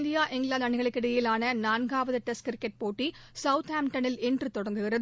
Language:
Tamil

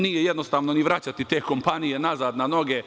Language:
Serbian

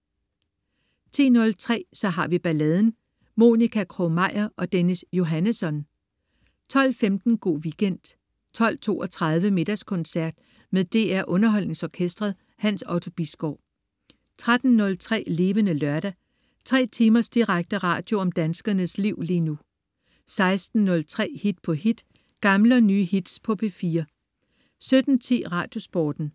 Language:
Danish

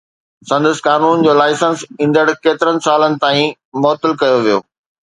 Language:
Sindhi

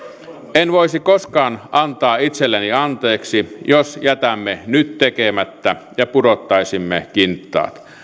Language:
Finnish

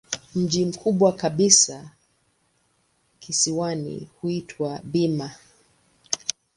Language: Swahili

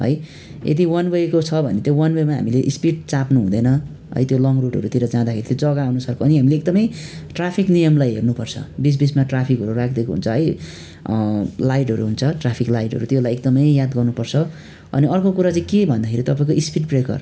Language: Nepali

